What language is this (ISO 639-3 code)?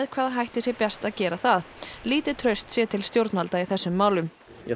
isl